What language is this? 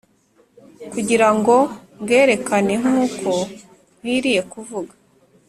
Kinyarwanda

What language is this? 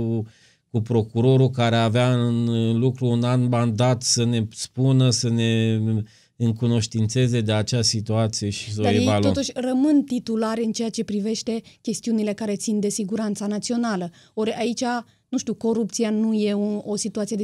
Romanian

